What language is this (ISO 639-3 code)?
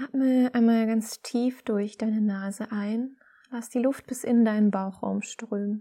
deu